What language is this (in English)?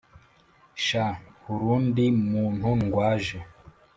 Kinyarwanda